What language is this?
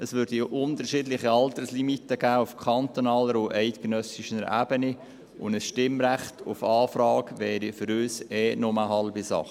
Swiss German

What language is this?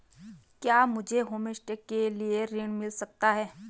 Hindi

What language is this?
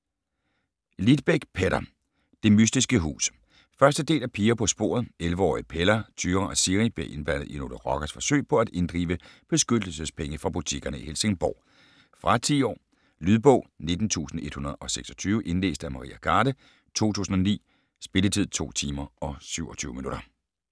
Danish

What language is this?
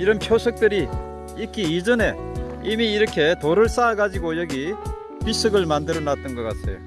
Korean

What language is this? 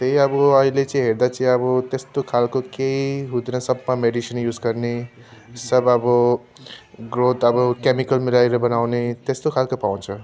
Nepali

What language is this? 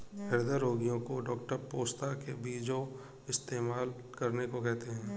Hindi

